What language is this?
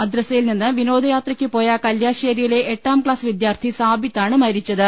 Malayalam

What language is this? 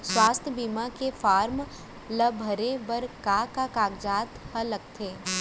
Chhattisgarhi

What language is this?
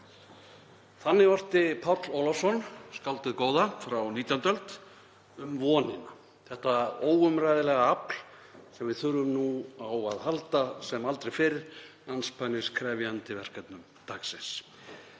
Icelandic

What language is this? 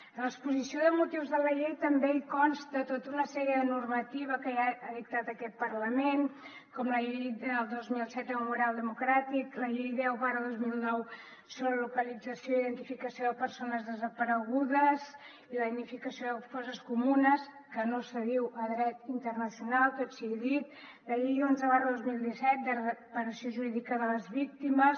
Catalan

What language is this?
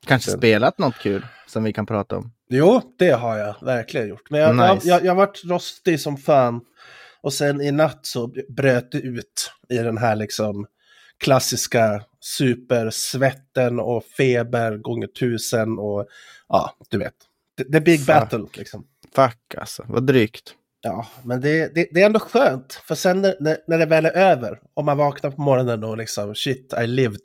Swedish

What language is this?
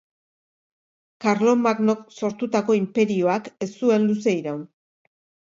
Basque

